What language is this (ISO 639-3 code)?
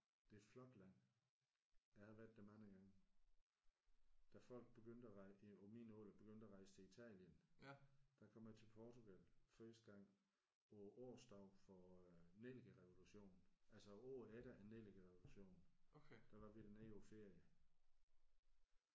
dan